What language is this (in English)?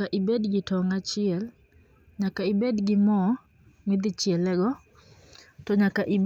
Luo (Kenya and Tanzania)